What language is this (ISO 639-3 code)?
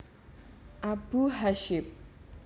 jav